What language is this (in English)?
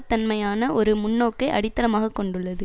Tamil